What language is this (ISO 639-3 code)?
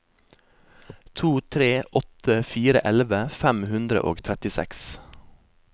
nor